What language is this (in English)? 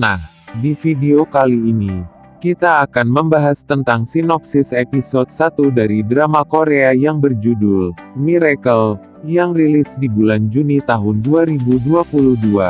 Indonesian